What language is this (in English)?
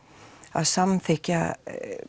Icelandic